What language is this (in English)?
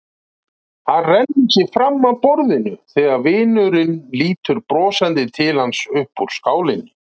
Icelandic